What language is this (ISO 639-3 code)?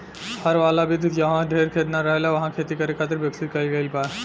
bho